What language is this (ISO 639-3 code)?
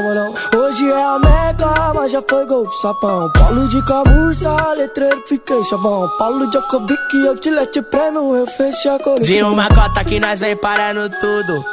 por